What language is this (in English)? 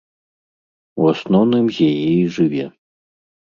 Belarusian